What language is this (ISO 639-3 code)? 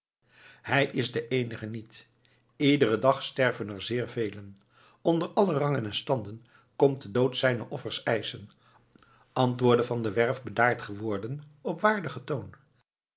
nld